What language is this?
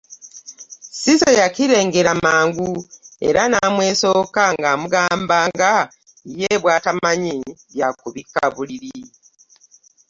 Ganda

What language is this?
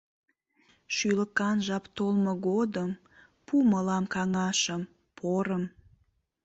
Mari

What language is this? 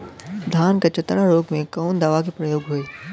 Bhojpuri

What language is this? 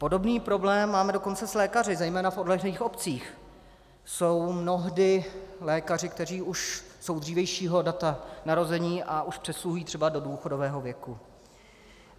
Czech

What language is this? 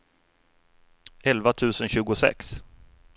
Swedish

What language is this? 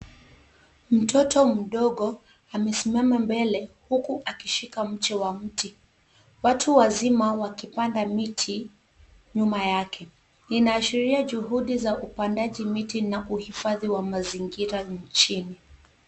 Swahili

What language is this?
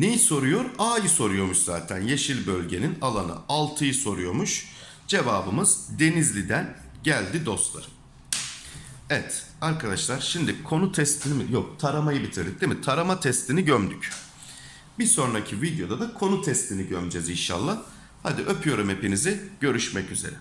Turkish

